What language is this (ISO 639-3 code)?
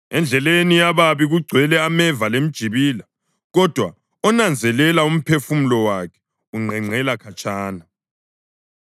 nde